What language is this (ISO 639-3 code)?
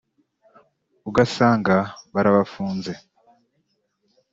kin